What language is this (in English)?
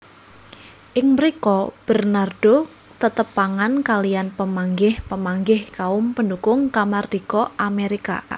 Javanese